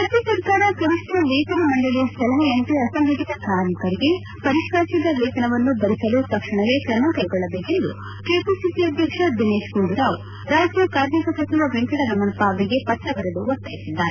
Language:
Kannada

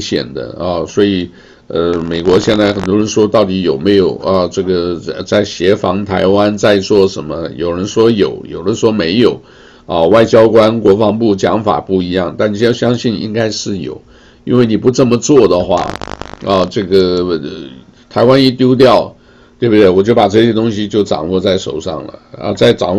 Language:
Chinese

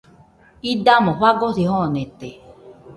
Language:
Nüpode Huitoto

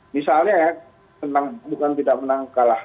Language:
Indonesian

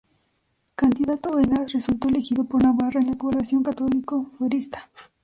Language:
Spanish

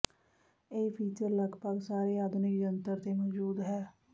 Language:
Punjabi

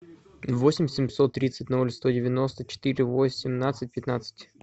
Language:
Russian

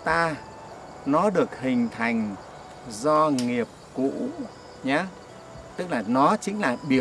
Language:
Vietnamese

